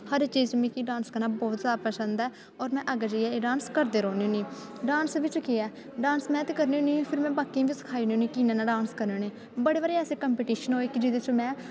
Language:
Dogri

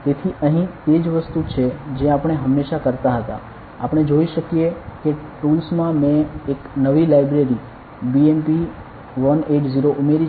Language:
Gujarati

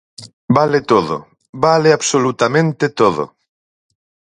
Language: Galician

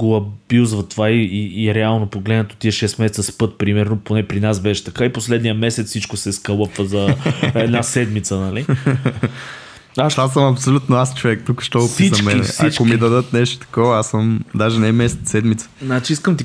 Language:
Bulgarian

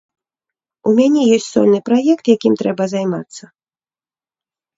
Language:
Belarusian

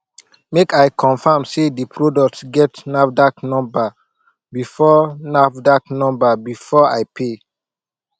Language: Nigerian Pidgin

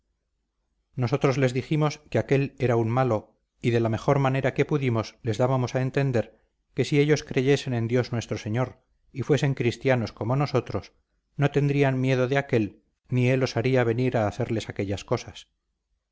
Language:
Spanish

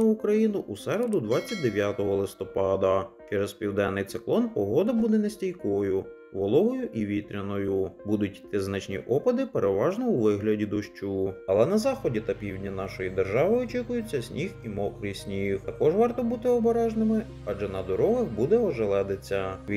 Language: Ukrainian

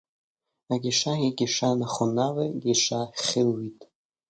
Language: Hebrew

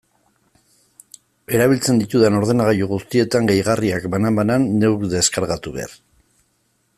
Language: Basque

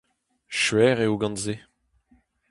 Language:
Breton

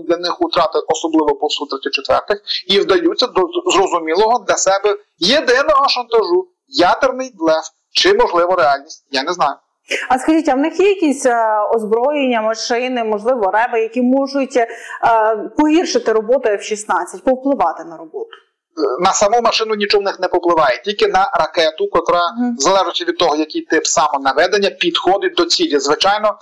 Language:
Ukrainian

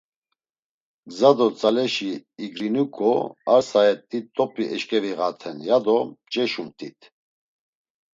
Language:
Laz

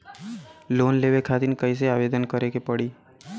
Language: Bhojpuri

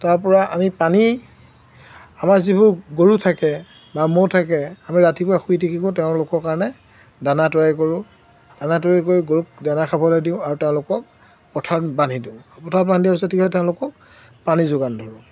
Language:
Assamese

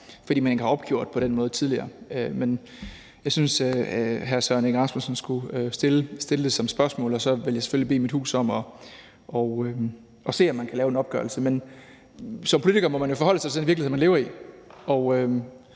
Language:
Danish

